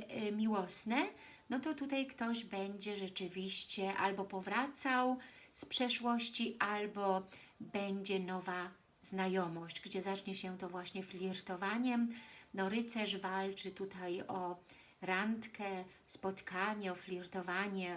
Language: Polish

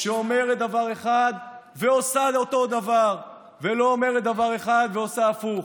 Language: Hebrew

